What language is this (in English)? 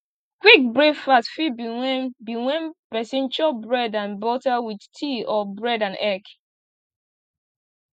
Nigerian Pidgin